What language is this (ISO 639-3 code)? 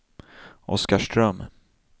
swe